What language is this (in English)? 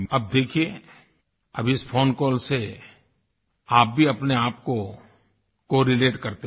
Hindi